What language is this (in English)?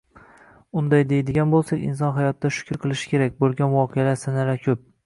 Uzbek